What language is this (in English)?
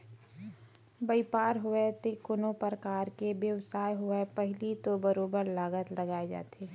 Chhattisgarhi